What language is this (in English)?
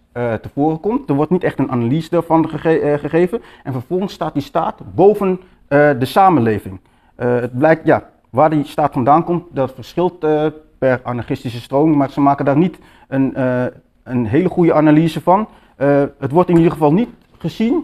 Dutch